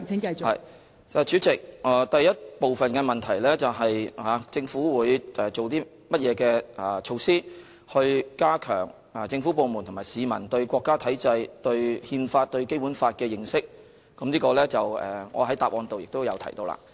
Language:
Cantonese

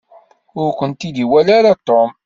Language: Kabyle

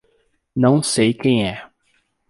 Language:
Portuguese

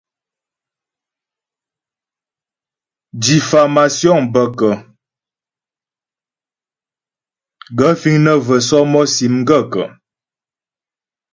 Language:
Ghomala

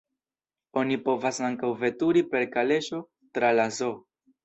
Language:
Esperanto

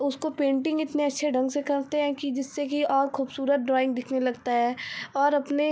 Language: Hindi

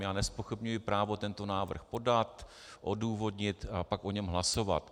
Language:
Czech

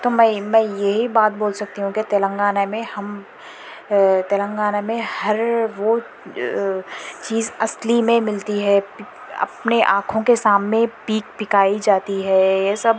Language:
Urdu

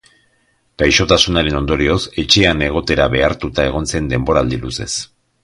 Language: Basque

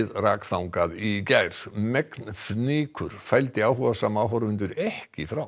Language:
Icelandic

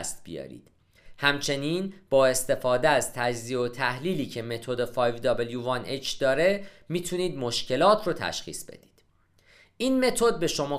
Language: Persian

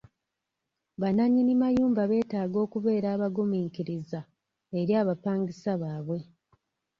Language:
Ganda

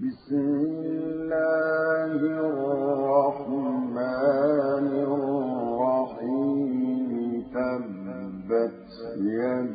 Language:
Arabic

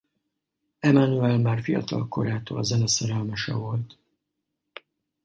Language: Hungarian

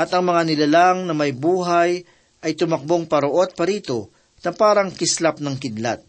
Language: Filipino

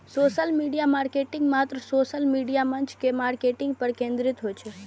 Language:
Maithili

